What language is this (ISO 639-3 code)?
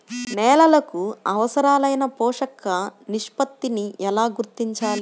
tel